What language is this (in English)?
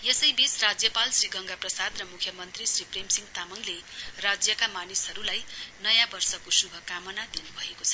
Nepali